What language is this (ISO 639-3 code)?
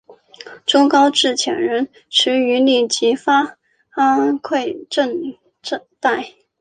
zho